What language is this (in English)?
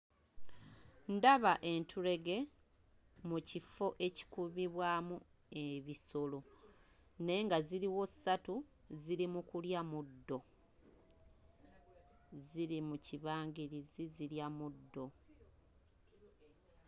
Ganda